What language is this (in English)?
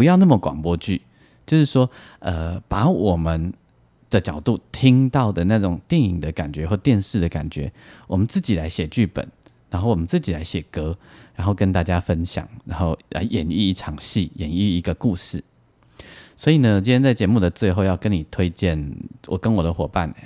Chinese